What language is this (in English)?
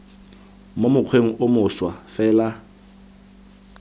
Tswana